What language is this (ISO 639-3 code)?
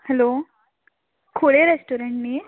kok